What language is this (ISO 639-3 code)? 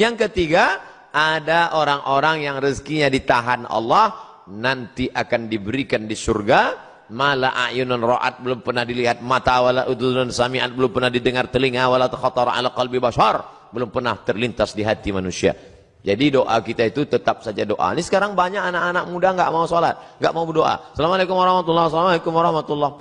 ind